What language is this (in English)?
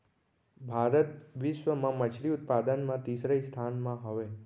Chhattisgarhi